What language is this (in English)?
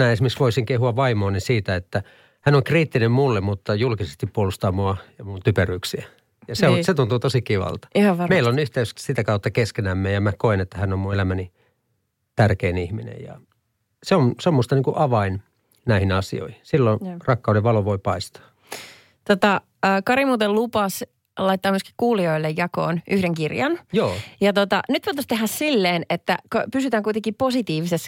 Finnish